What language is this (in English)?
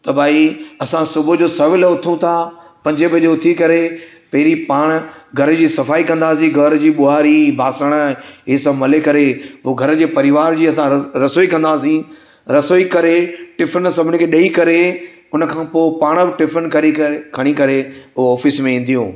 Sindhi